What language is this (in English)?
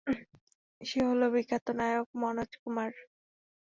Bangla